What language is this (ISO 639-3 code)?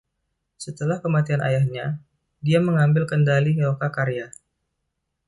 ind